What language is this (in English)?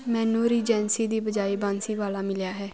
Punjabi